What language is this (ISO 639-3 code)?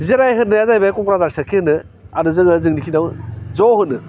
brx